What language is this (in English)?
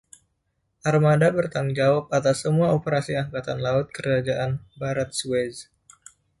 Indonesian